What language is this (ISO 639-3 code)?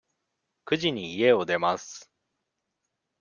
jpn